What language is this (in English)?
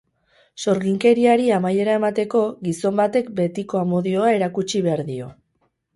Basque